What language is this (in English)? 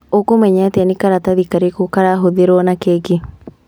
Kikuyu